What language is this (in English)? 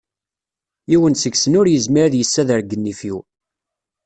Kabyle